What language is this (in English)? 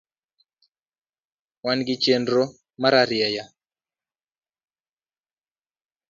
Luo (Kenya and Tanzania)